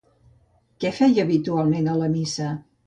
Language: Catalan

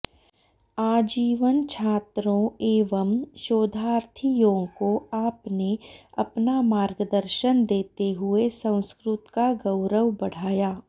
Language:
Sanskrit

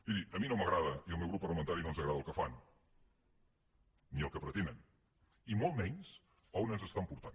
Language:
Catalan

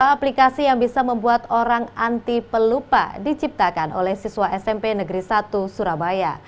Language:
Indonesian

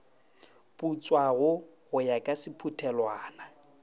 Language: Northern Sotho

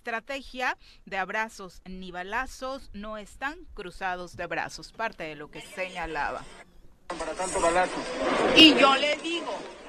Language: Spanish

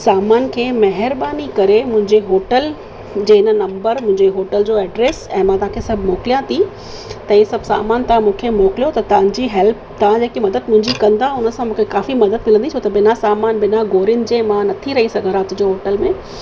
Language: Sindhi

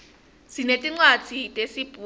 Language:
Swati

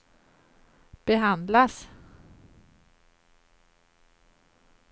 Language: Swedish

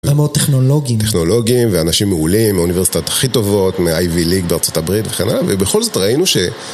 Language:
Hebrew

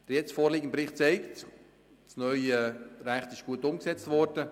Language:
Swiss German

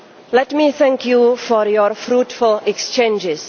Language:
English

